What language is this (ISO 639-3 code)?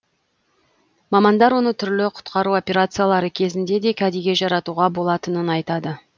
kaz